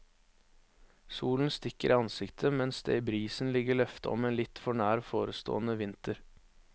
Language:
Norwegian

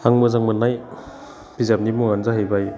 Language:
Bodo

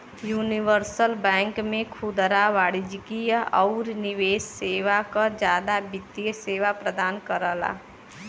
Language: Bhojpuri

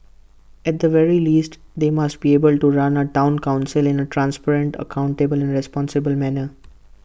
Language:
English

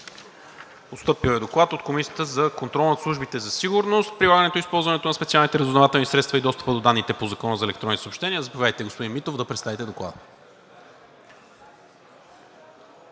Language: Bulgarian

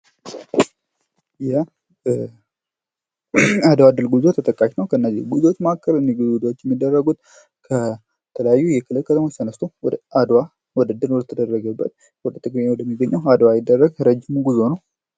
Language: Amharic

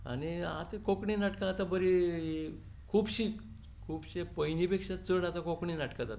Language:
Konkani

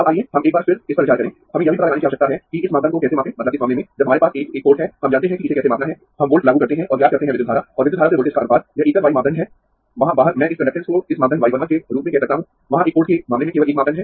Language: Hindi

